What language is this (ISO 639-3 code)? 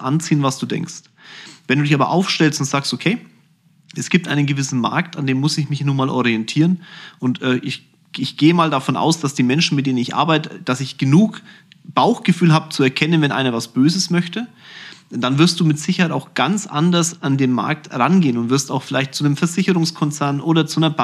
deu